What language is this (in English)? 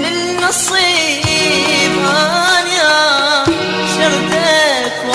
Arabic